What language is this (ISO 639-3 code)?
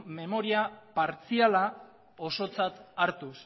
eus